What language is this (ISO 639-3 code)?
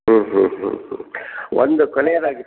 kan